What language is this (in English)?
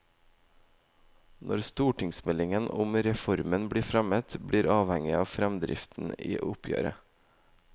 Norwegian